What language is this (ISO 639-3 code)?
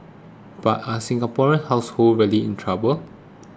eng